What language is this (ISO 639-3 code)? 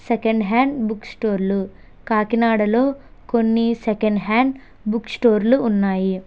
tel